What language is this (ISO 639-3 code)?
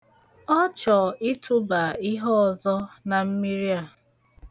ibo